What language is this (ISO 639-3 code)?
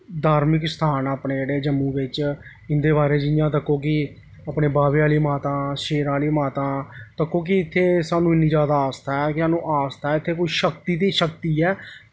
doi